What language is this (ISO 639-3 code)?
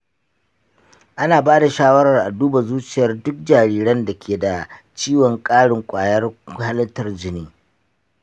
hau